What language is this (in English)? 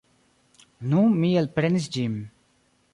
Esperanto